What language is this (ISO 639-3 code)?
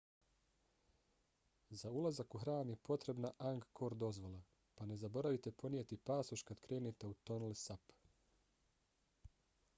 bos